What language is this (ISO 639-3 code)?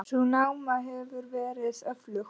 isl